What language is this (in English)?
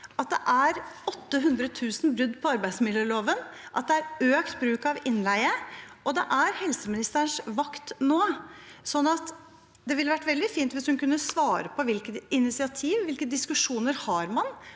Norwegian